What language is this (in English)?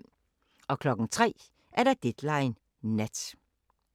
Danish